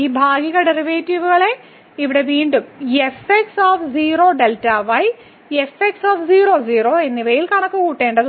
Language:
Malayalam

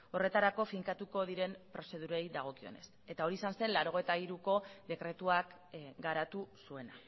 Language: Basque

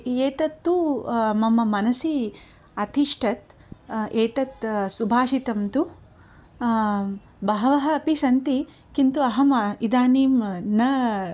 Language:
Sanskrit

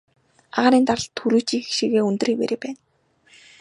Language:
Mongolian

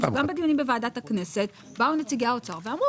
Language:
Hebrew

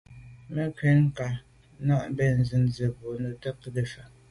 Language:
Medumba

